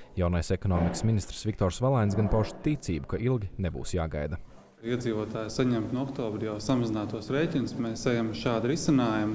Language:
Latvian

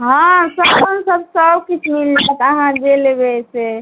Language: Maithili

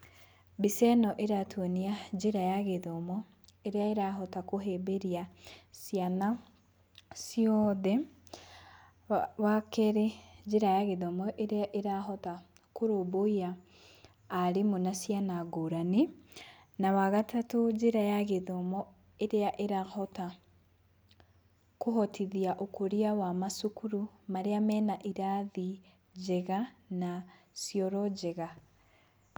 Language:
Kikuyu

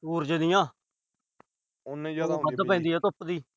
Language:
Punjabi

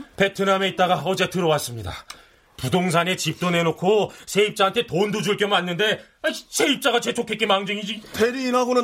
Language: Korean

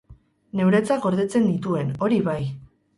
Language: Basque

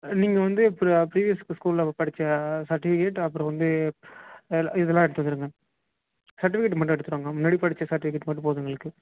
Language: Tamil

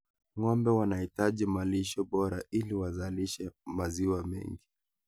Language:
Kalenjin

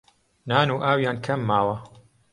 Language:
Central Kurdish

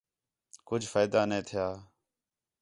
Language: Khetrani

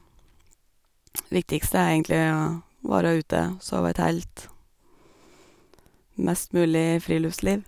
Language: Norwegian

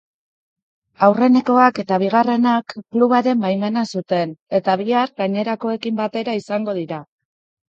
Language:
Basque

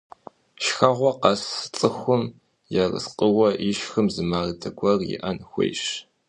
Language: Kabardian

